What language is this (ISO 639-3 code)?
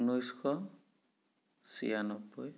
asm